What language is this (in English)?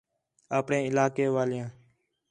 Khetrani